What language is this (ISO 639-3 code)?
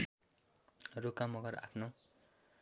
nep